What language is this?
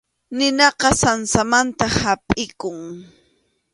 Arequipa-La Unión Quechua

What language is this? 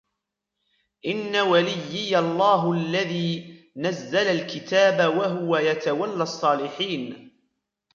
Arabic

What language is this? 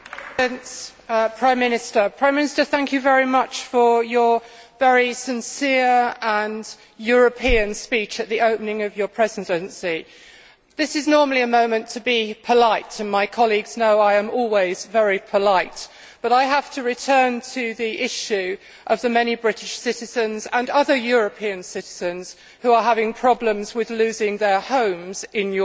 English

